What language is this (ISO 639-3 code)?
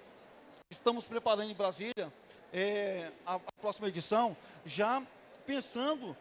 por